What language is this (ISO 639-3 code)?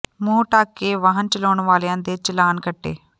pan